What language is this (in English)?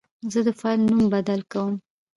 Pashto